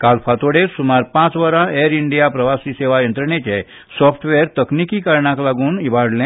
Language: Konkani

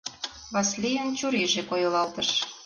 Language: Mari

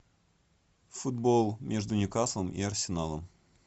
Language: Russian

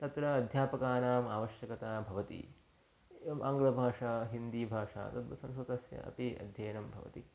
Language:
Sanskrit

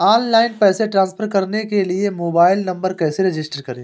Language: Hindi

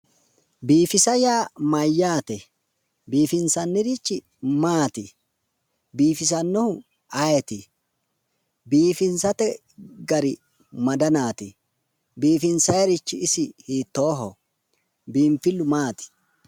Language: Sidamo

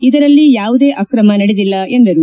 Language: Kannada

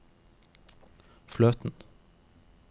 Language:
Norwegian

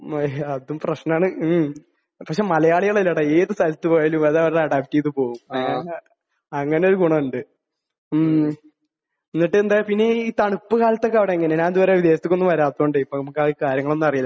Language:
Malayalam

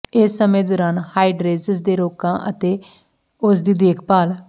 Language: Punjabi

